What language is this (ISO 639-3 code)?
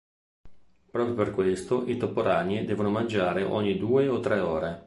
ita